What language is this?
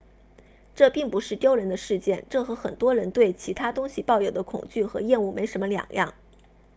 Chinese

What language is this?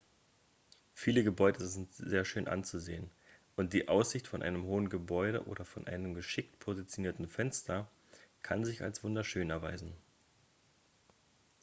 German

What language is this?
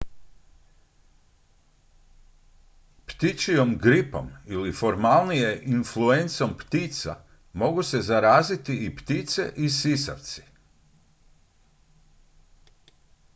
Croatian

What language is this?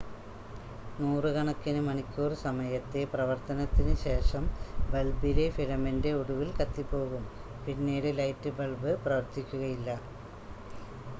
Malayalam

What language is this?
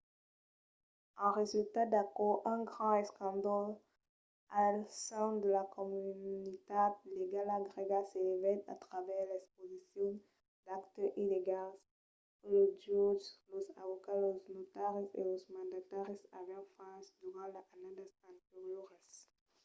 Occitan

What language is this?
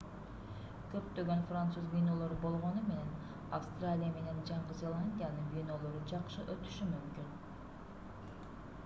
Kyrgyz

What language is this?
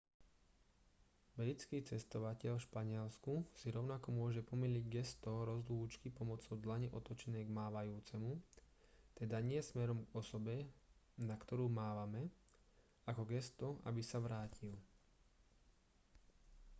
Slovak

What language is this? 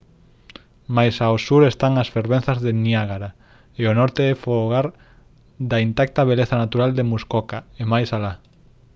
Galician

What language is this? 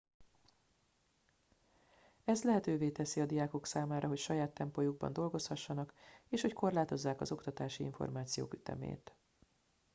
Hungarian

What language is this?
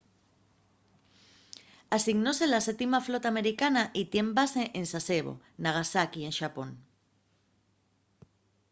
Asturian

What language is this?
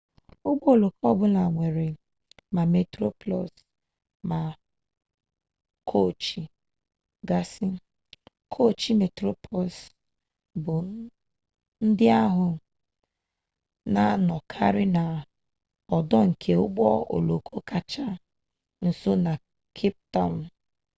Igbo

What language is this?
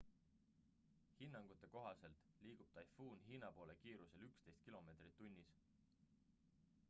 Estonian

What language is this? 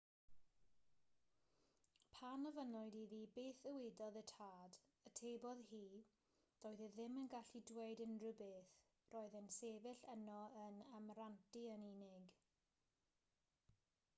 Welsh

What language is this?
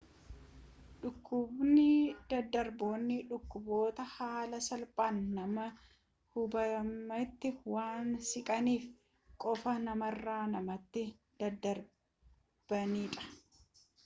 Oromo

